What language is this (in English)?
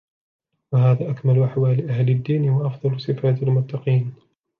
Arabic